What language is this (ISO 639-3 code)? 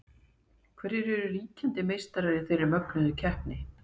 isl